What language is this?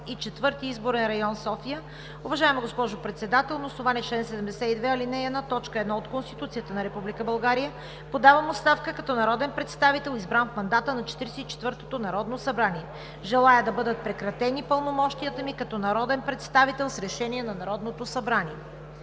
Bulgarian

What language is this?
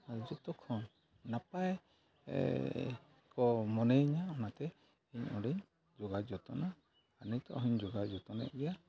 Santali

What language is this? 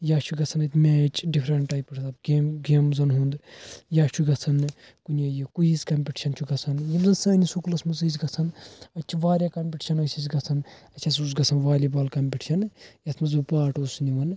Kashmiri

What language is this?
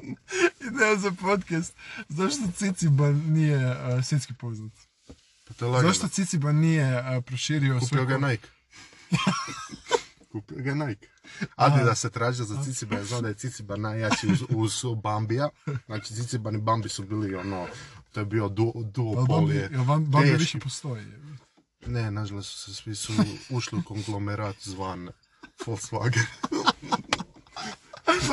Croatian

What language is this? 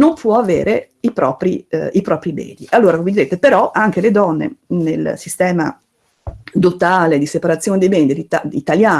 Italian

